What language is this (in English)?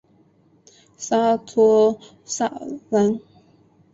Chinese